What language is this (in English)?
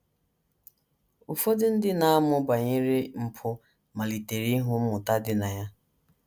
Igbo